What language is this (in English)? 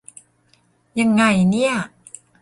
Thai